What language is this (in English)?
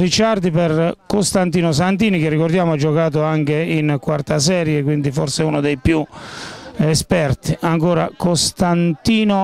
Italian